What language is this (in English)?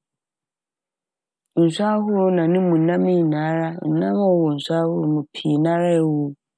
Akan